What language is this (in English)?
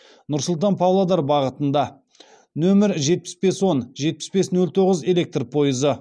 Kazakh